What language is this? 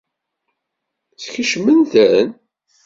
Kabyle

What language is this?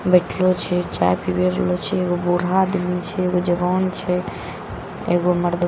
Maithili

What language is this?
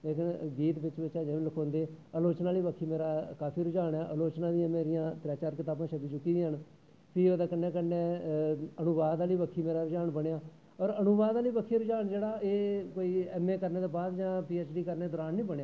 Dogri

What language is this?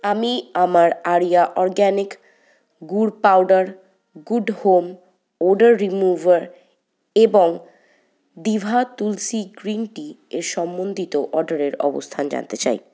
Bangla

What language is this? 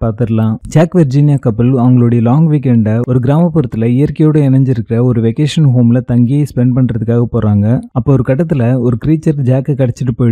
Tamil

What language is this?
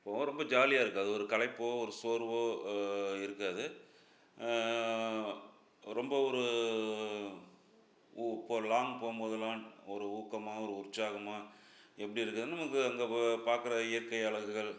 Tamil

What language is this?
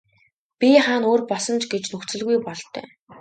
Mongolian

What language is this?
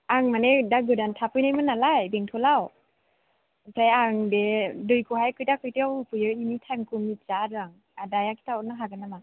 Bodo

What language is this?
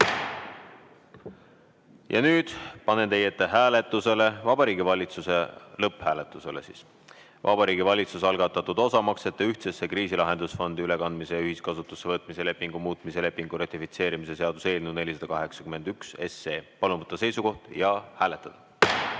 Estonian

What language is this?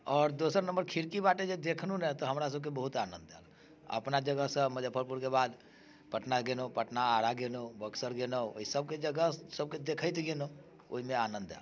Maithili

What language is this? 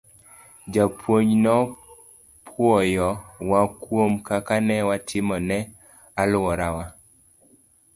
Luo (Kenya and Tanzania)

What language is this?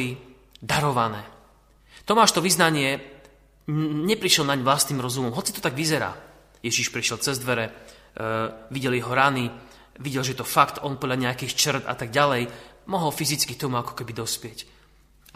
Slovak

